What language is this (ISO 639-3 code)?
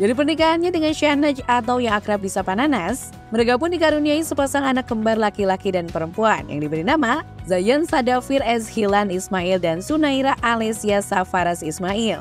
ind